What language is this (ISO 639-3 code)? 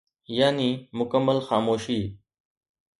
snd